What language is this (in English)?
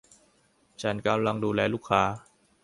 Thai